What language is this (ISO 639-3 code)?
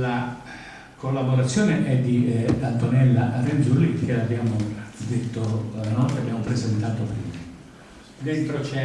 ita